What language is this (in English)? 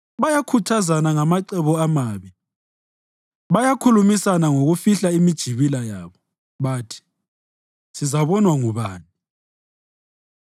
North Ndebele